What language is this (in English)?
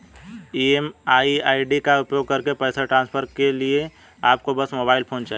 Hindi